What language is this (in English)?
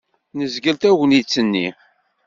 Kabyle